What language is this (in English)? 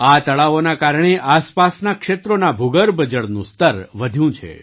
Gujarati